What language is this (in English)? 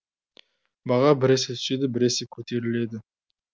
Kazakh